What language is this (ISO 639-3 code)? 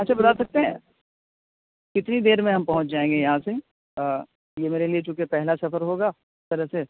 urd